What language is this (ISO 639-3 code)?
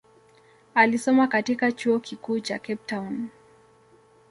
swa